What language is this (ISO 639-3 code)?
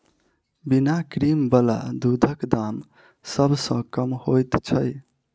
mai